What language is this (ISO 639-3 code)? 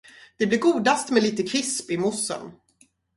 swe